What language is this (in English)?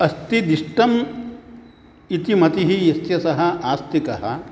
Sanskrit